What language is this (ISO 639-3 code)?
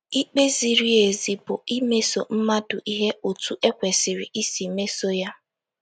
ibo